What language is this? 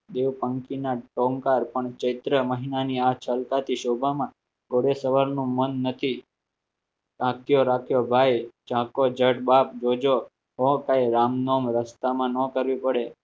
Gujarati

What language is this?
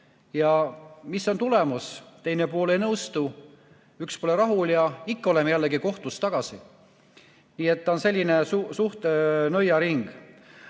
Estonian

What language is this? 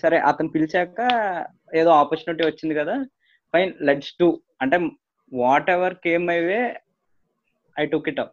Telugu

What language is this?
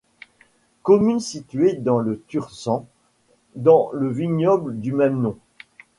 French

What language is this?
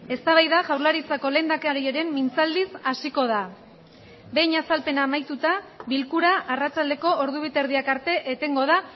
Basque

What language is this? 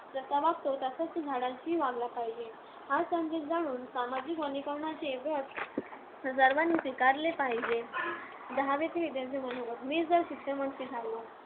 Marathi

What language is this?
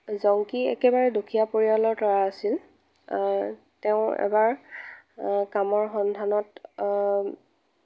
Assamese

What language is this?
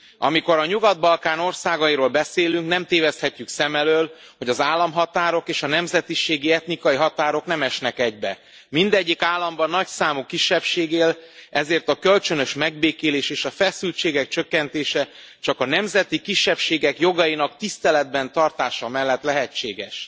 Hungarian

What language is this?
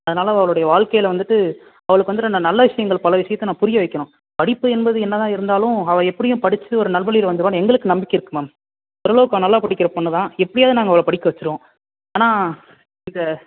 Tamil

